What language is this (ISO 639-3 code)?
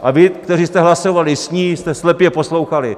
ces